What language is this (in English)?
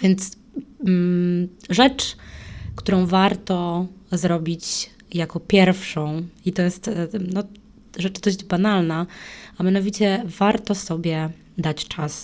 Polish